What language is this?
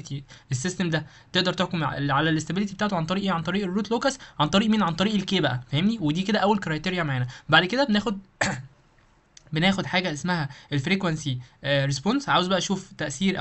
Arabic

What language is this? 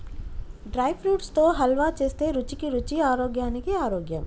Telugu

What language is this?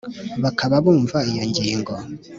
Kinyarwanda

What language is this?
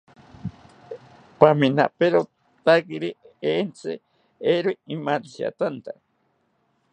South Ucayali Ashéninka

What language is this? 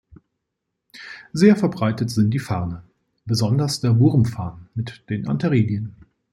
German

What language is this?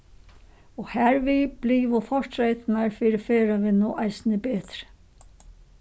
Faroese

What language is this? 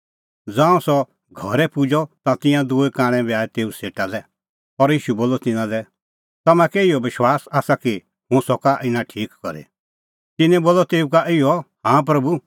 Kullu Pahari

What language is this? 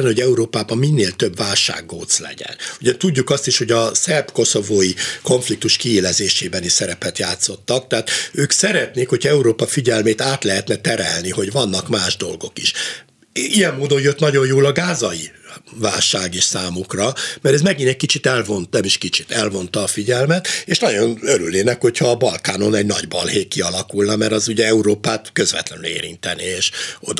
Hungarian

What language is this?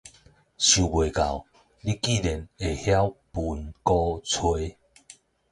Min Nan Chinese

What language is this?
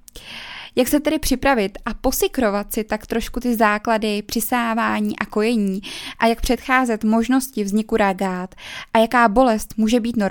Czech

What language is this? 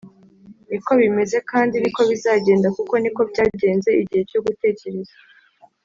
Kinyarwanda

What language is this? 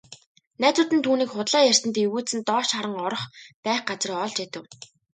Mongolian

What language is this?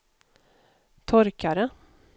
Swedish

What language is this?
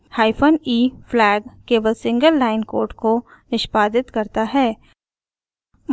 Hindi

